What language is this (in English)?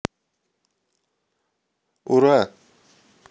Russian